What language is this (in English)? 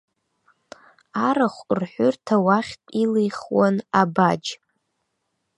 Abkhazian